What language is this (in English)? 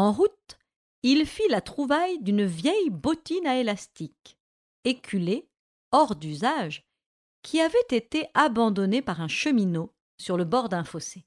French